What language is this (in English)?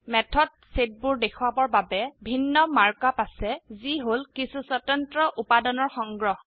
Assamese